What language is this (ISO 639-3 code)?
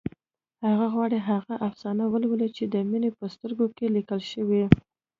pus